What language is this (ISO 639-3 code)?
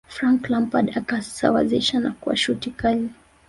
swa